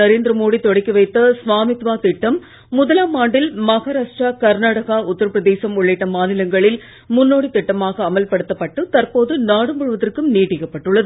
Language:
Tamil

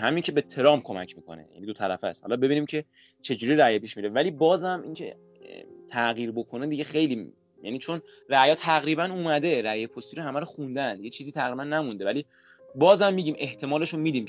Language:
Persian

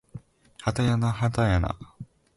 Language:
Japanese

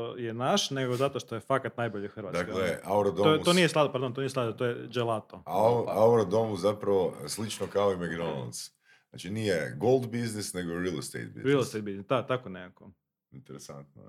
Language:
Croatian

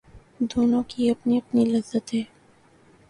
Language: Urdu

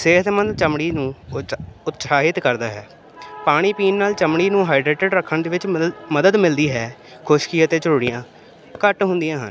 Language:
Punjabi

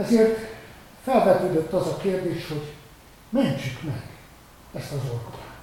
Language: Hungarian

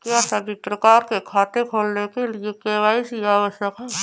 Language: Hindi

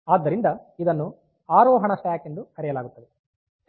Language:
Kannada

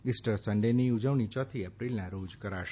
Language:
Gujarati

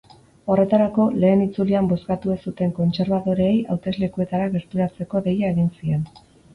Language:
Basque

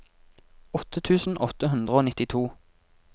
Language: Norwegian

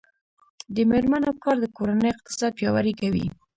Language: Pashto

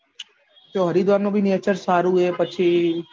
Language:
Gujarati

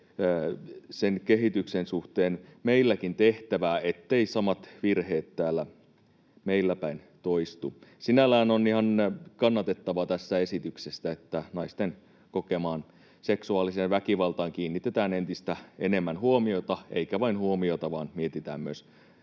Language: Finnish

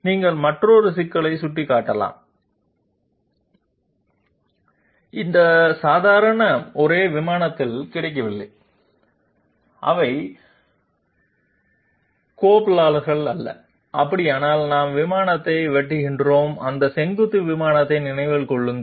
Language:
Tamil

